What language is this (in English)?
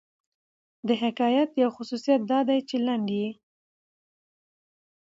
Pashto